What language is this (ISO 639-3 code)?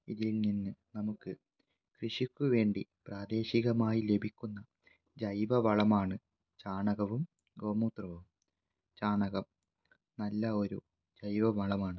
mal